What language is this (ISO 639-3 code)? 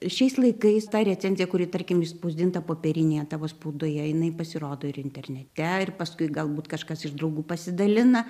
lit